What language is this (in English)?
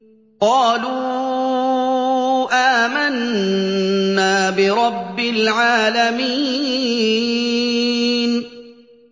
Arabic